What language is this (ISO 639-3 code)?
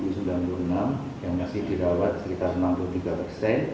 ind